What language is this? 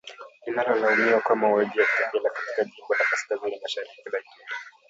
Swahili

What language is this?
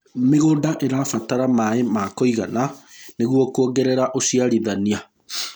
Kikuyu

